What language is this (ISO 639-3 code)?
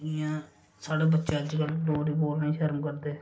doi